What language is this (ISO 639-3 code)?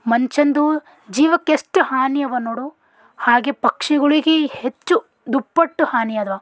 kan